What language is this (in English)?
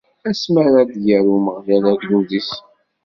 Kabyle